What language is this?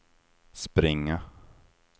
Swedish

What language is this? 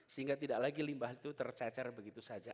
Indonesian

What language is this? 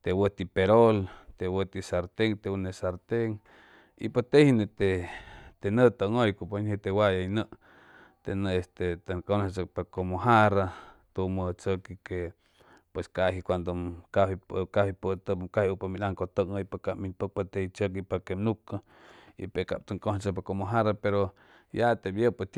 Chimalapa Zoque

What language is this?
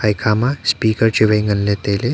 Wancho Naga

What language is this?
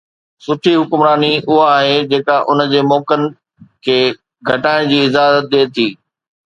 Sindhi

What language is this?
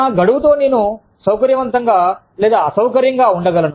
Telugu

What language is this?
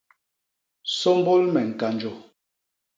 Basaa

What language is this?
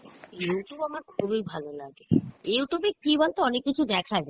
Bangla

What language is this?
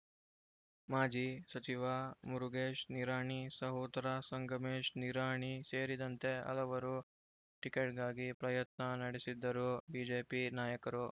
Kannada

